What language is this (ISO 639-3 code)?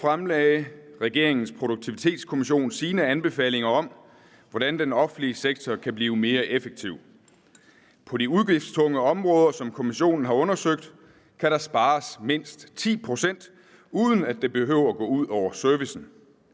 dan